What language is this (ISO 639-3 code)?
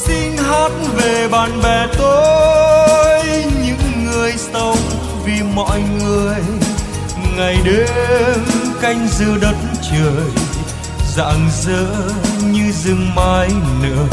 vie